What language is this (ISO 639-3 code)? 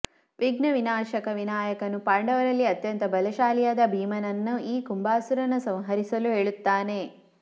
kan